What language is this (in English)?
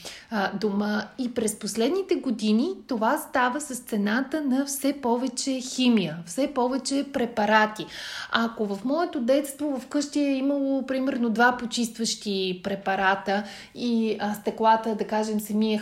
Bulgarian